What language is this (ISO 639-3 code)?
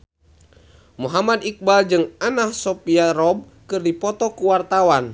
sun